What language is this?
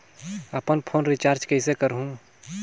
Chhattisgarhi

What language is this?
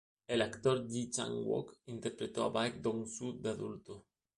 Spanish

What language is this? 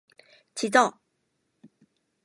Korean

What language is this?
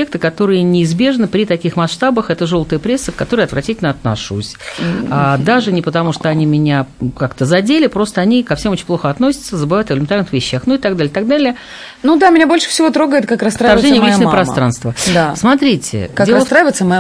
Russian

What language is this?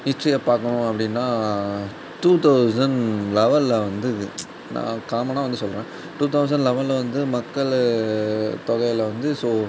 Tamil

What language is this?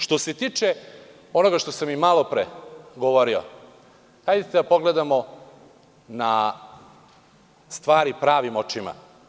Serbian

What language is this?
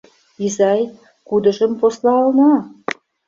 Mari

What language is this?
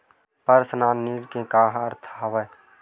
Chhattisgarhi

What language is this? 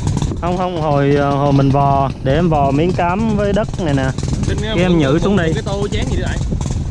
Vietnamese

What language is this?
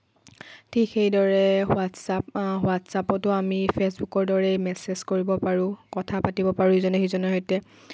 Assamese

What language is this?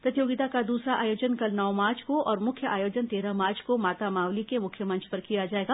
Hindi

